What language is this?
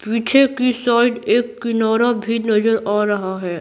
Hindi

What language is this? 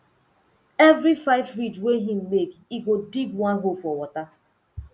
Nigerian Pidgin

